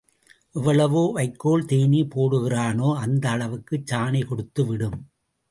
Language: Tamil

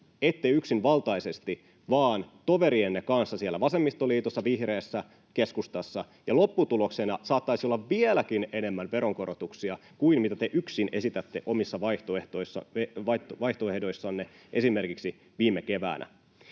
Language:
Finnish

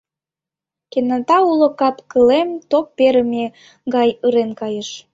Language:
Mari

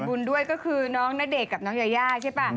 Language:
Thai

